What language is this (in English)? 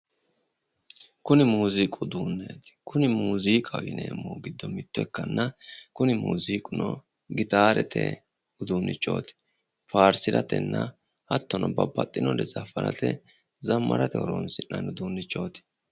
Sidamo